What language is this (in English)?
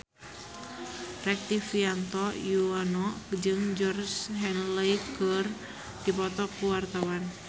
Sundanese